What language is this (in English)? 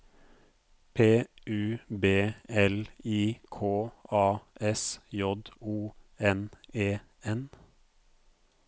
Norwegian